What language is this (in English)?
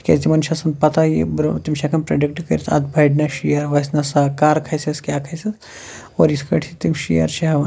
Kashmiri